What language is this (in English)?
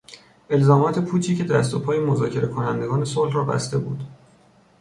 Persian